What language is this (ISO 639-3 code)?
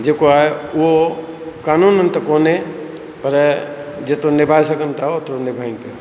snd